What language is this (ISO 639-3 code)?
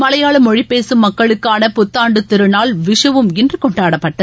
tam